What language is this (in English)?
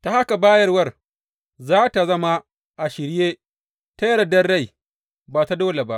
Hausa